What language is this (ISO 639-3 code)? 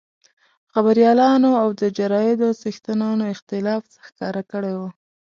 pus